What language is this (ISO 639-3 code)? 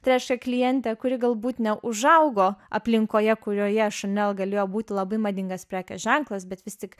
lit